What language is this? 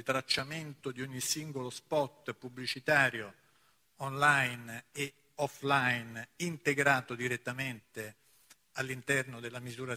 Italian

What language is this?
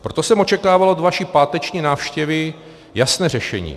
Czech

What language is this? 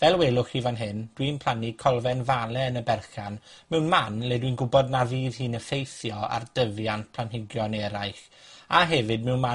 Welsh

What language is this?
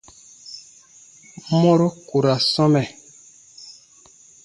Baatonum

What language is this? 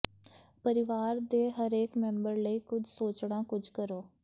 Punjabi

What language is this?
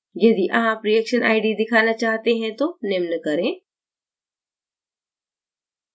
Hindi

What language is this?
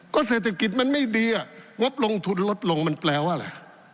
Thai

